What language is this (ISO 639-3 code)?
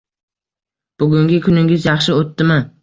uzb